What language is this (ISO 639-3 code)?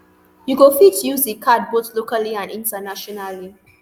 pcm